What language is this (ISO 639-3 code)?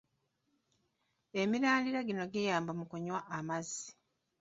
lug